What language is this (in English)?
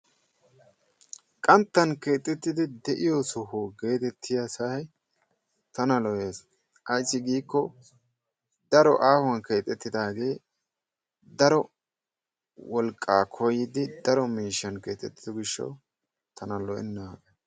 Wolaytta